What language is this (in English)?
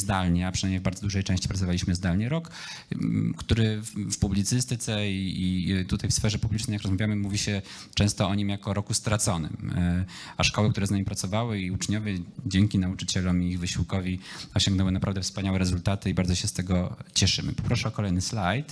Polish